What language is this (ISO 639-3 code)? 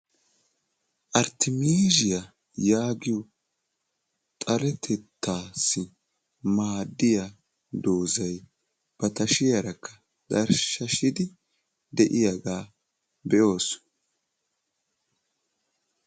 wal